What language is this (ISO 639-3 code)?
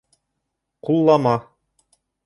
bak